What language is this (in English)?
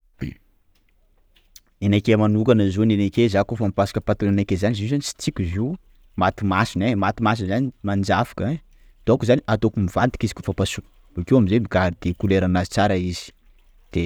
Sakalava Malagasy